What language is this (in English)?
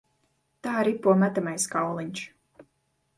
Latvian